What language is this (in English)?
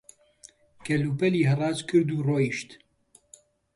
Central Kurdish